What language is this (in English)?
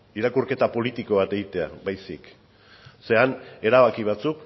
Basque